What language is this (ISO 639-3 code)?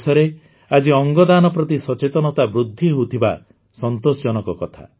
ori